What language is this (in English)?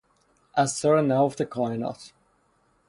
Persian